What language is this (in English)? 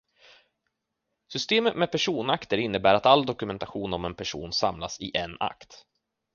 Swedish